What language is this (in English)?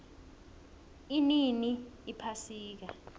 South Ndebele